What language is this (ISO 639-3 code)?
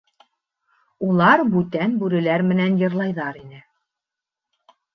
bak